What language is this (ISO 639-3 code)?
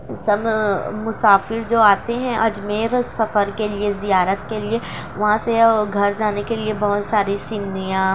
urd